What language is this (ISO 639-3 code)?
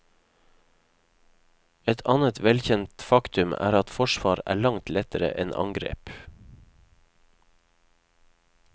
nor